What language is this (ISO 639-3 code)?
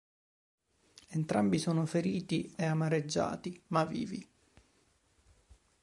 ita